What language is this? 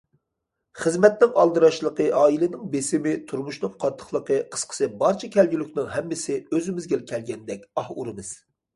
Uyghur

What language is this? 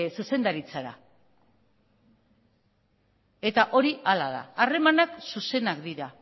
Basque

